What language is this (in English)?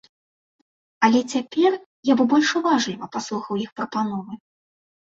Belarusian